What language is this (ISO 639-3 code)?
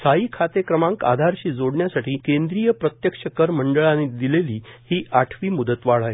mar